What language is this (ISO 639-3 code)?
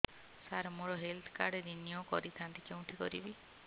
ori